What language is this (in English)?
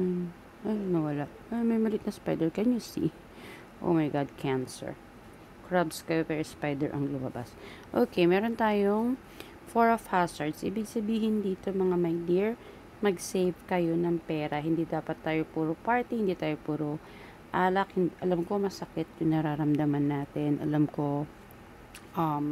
Filipino